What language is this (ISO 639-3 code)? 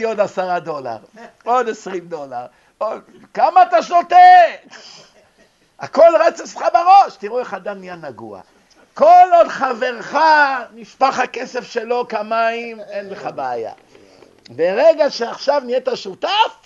heb